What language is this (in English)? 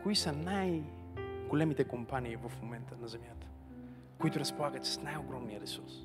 Bulgarian